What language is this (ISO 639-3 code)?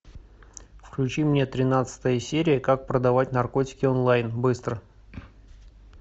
rus